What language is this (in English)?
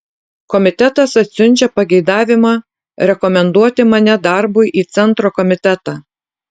Lithuanian